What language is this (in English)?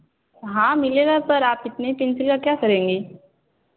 Hindi